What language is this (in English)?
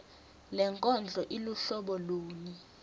Swati